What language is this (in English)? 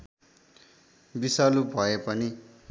Nepali